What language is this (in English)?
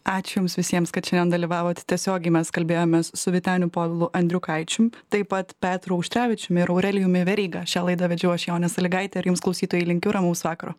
Lithuanian